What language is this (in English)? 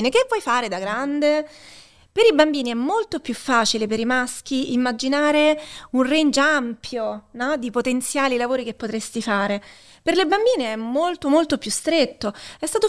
Italian